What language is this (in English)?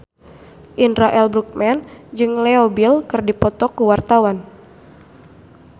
Sundanese